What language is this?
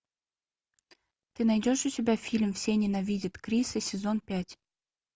Russian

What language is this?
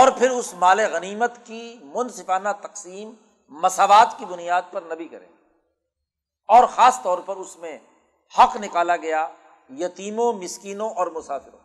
Urdu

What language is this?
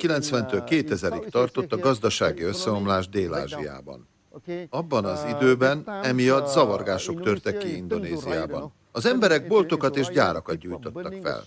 Hungarian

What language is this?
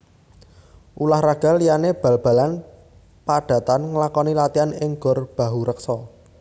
Javanese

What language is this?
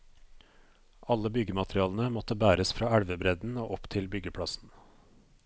Norwegian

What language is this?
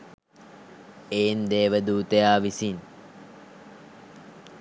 Sinhala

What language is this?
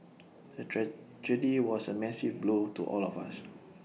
English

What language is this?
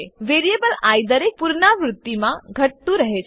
Gujarati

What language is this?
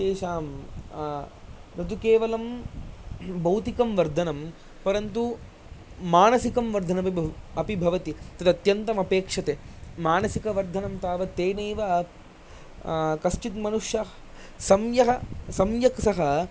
Sanskrit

